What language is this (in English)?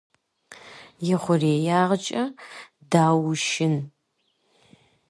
Kabardian